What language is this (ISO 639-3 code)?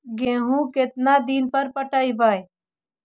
mag